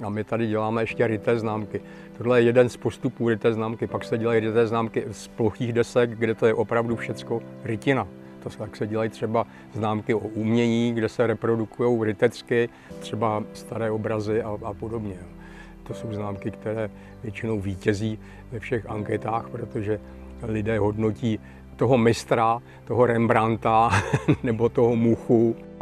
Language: Czech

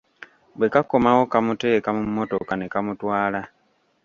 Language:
Ganda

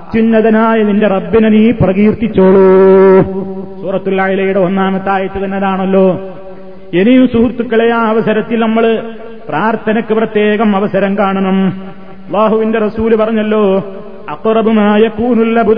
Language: Malayalam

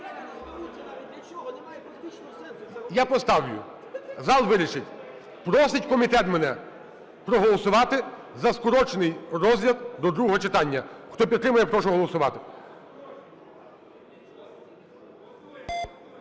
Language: Ukrainian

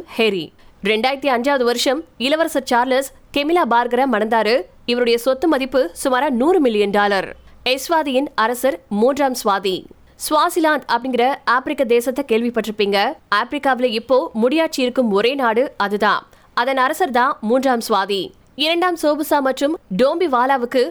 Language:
Tamil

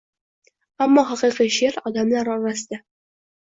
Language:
Uzbek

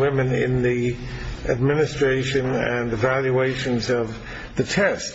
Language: English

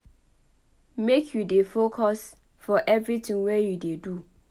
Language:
Nigerian Pidgin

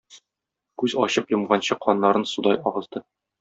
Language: Tatar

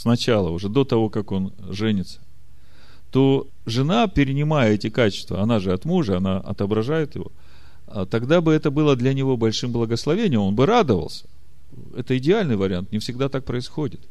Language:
Russian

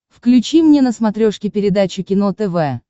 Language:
Russian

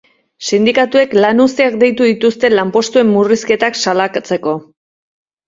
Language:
Basque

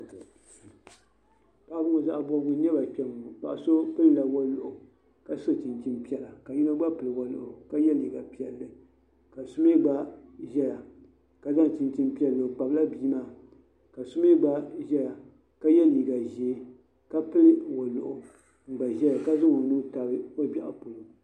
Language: Dagbani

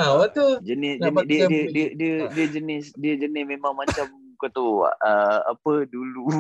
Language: Malay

